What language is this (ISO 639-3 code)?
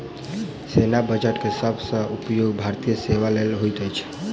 mai